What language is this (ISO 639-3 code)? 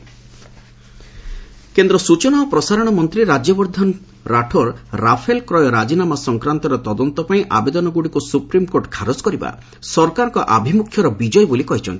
ori